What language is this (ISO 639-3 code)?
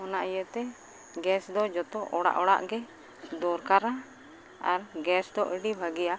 sat